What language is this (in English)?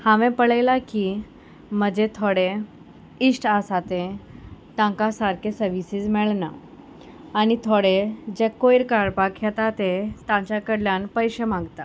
Konkani